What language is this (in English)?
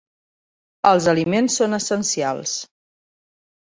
Catalan